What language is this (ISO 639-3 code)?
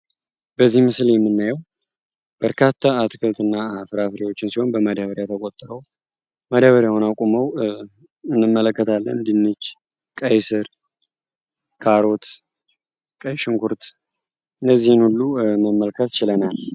amh